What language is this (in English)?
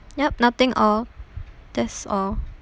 English